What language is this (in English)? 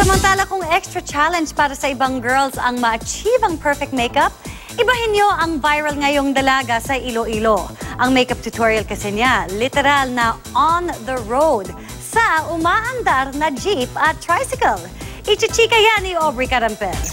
Filipino